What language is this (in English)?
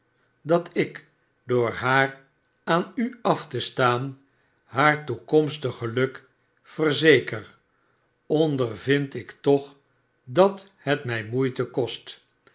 Dutch